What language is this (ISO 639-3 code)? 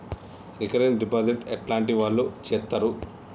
tel